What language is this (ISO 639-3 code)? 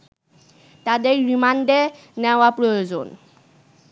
ben